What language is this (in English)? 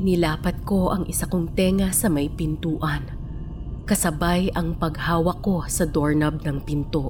Filipino